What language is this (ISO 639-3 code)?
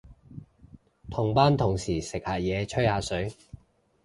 yue